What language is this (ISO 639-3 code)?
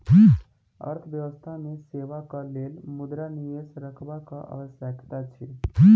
mai